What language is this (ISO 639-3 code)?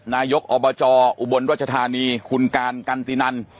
tha